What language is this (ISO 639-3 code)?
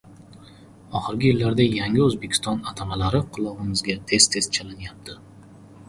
uzb